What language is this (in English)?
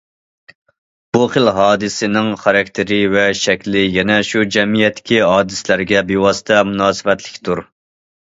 Uyghur